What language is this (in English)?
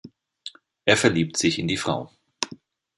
German